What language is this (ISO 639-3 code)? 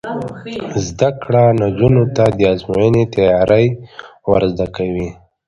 pus